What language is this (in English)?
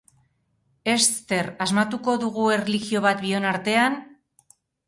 Basque